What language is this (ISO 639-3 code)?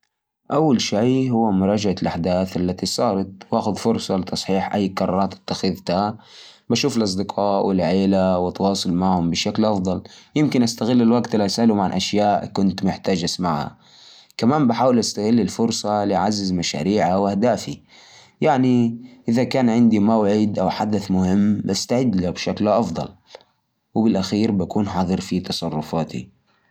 ars